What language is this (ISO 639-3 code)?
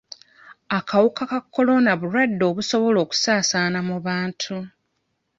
lug